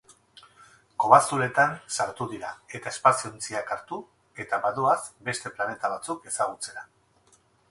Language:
Basque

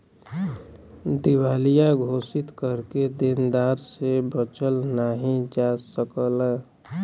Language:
Bhojpuri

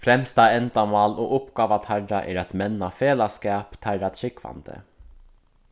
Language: Faroese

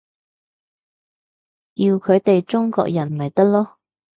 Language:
Cantonese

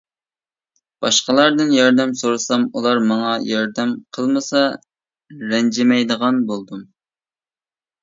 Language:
Uyghur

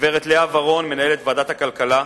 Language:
Hebrew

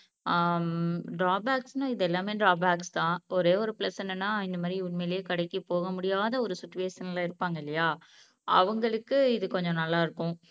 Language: Tamil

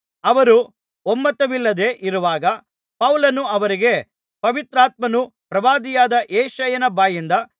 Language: Kannada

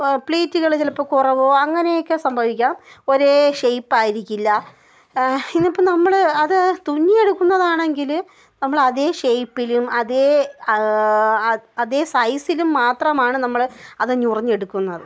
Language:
Malayalam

